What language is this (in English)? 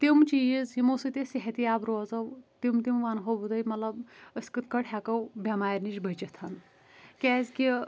Kashmiri